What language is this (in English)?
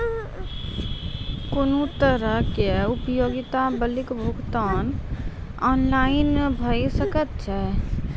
Maithili